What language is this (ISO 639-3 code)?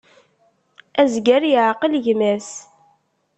kab